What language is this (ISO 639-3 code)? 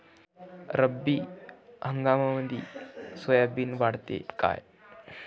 mar